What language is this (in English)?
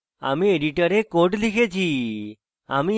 Bangla